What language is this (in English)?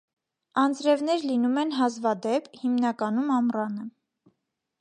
Armenian